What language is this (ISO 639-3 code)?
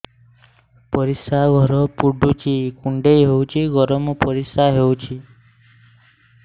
ori